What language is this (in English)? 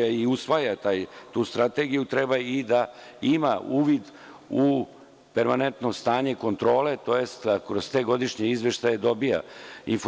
Serbian